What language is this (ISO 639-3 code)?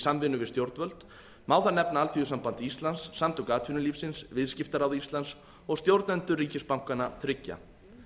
isl